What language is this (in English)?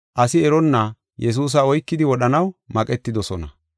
Gofa